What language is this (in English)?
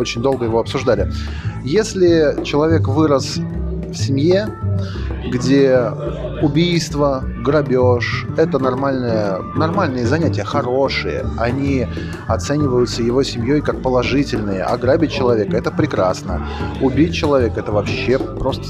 Russian